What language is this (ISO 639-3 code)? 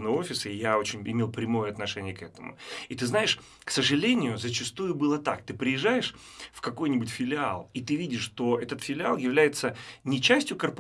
rus